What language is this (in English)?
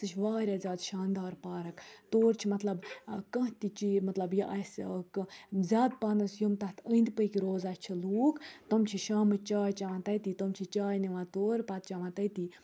Kashmiri